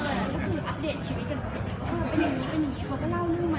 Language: Thai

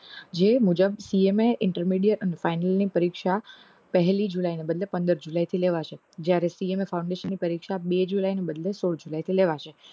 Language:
Gujarati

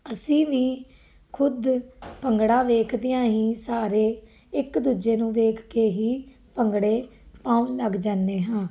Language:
Punjabi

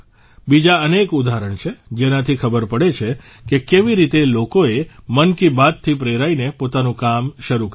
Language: Gujarati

